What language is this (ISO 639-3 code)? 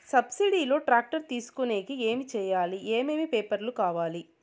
tel